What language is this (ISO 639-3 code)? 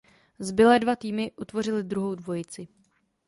ces